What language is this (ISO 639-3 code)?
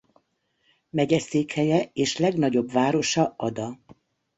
hun